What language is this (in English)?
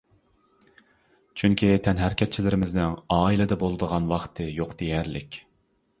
Uyghur